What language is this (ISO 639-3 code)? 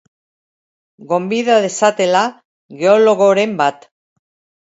eus